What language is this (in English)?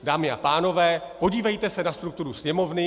Czech